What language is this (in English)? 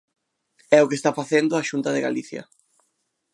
Galician